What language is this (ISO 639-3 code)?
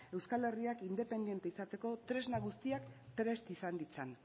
eus